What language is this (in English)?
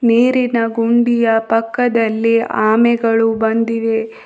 Kannada